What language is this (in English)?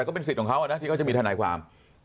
Thai